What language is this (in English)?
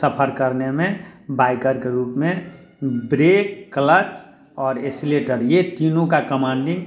Hindi